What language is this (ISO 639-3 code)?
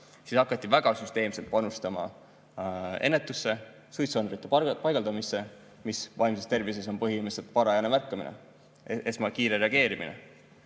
est